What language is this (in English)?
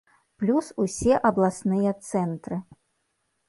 Belarusian